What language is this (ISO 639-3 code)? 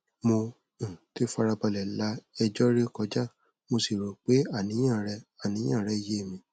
yor